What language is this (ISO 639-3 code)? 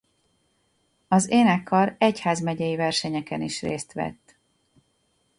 hun